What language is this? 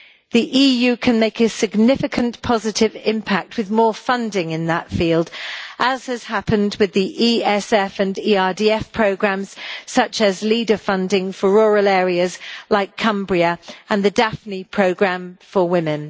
English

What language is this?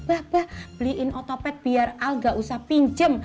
Indonesian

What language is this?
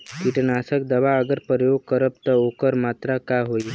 Bhojpuri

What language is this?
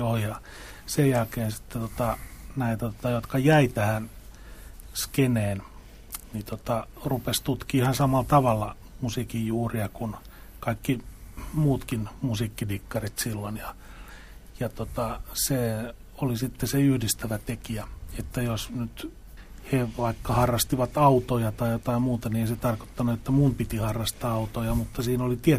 Finnish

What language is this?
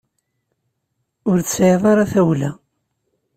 Kabyle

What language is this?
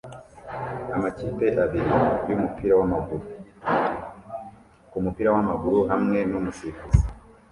Kinyarwanda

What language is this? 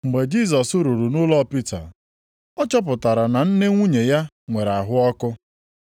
Igbo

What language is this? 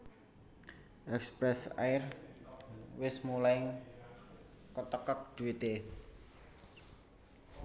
Javanese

